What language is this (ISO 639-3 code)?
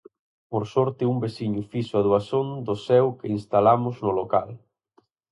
glg